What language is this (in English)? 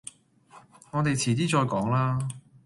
Cantonese